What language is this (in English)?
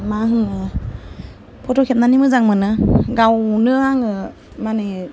Bodo